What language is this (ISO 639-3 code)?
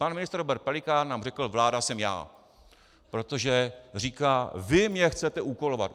ces